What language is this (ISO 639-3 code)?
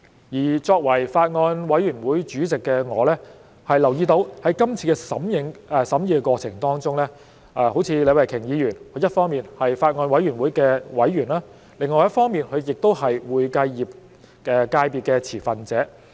yue